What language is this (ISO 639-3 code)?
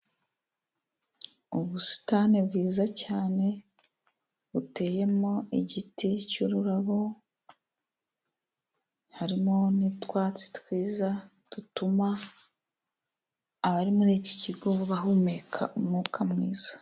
kin